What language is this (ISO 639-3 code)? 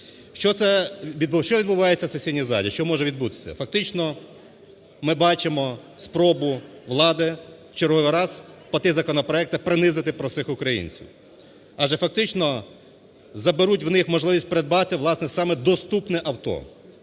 ukr